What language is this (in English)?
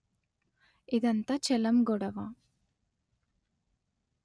Telugu